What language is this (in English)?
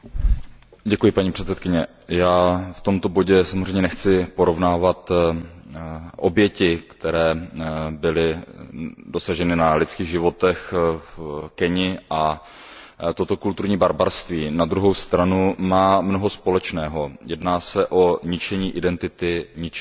Czech